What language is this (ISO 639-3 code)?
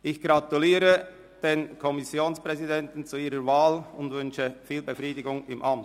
gsw